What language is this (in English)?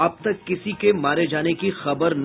Hindi